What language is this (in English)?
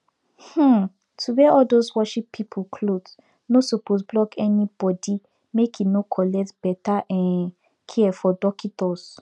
Nigerian Pidgin